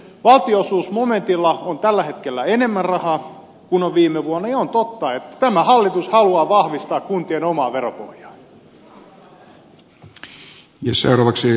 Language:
Finnish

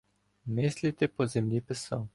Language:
Ukrainian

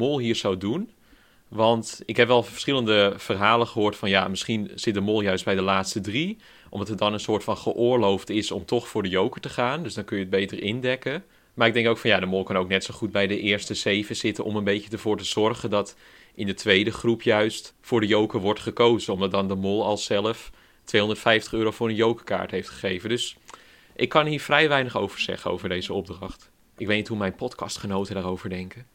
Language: Dutch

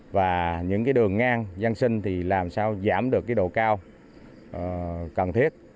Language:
Vietnamese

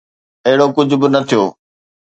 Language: Sindhi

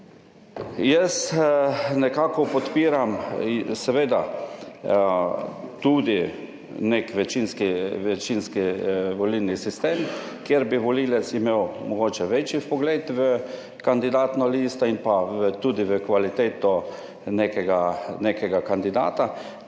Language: Slovenian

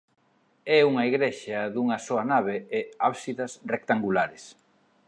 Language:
Galician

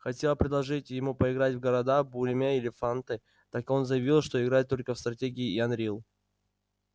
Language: Russian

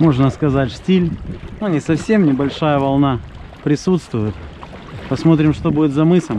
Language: Russian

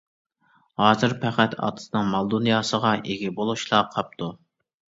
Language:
Uyghur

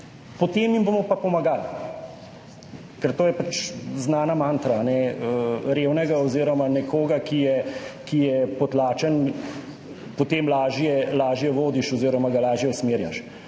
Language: Slovenian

